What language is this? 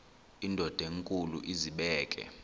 Xhosa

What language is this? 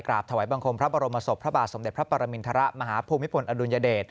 Thai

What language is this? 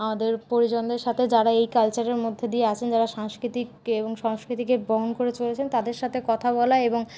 Bangla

